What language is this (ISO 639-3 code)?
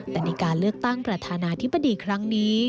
tha